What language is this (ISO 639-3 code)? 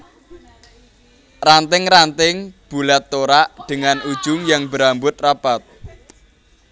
jav